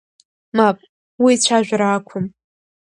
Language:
Abkhazian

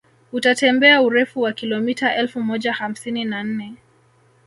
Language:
Swahili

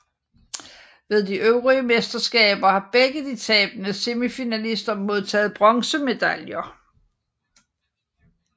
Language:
Danish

